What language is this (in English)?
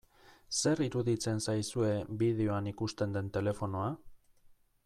Basque